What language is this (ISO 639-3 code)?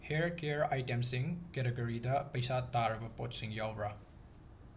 mni